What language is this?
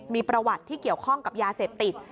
Thai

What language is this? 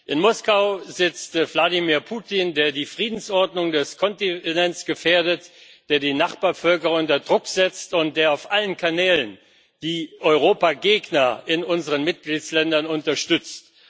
German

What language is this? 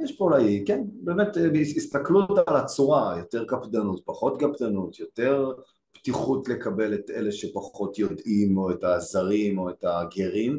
Hebrew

